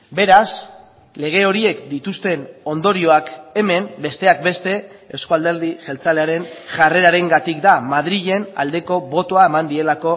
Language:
Basque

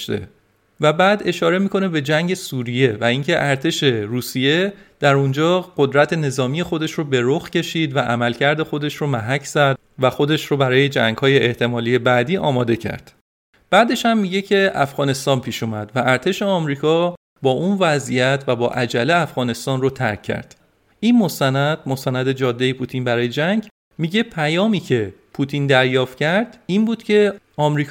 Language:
Persian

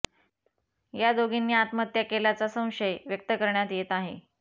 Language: Marathi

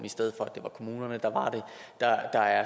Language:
Danish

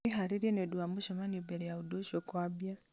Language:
Kikuyu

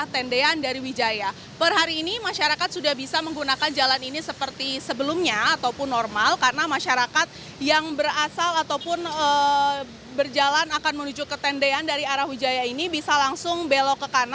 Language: Indonesian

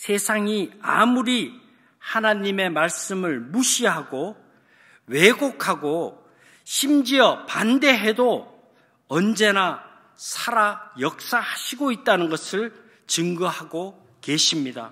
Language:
Korean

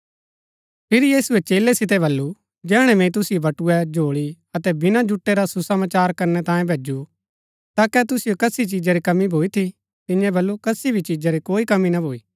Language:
Gaddi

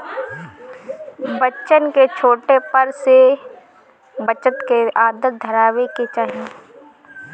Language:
Bhojpuri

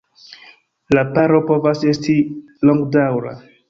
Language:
Esperanto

